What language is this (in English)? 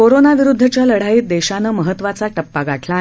Marathi